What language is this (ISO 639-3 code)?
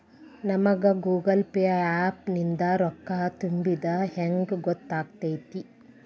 kan